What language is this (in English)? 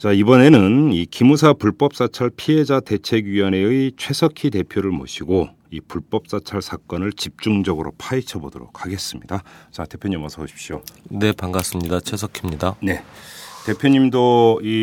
Korean